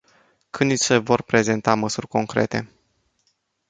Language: Romanian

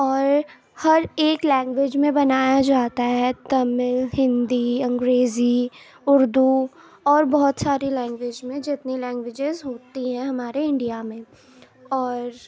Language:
Urdu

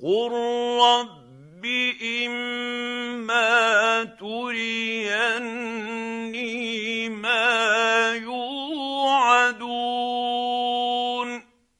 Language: Arabic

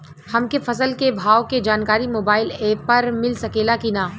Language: Bhojpuri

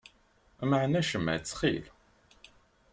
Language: Kabyle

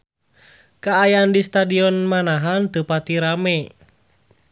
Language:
Sundanese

